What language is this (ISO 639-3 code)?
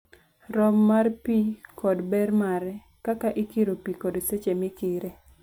luo